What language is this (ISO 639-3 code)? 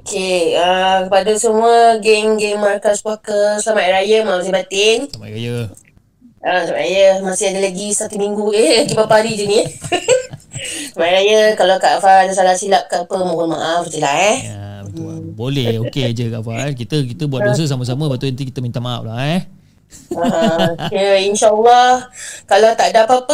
msa